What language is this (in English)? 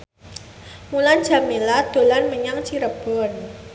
Javanese